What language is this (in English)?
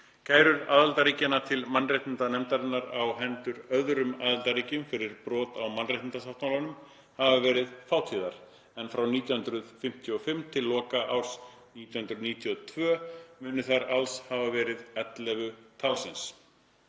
Icelandic